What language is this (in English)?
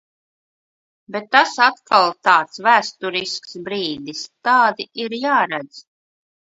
Latvian